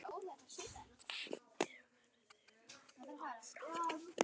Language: Icelandic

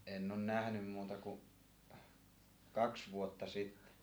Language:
Finnish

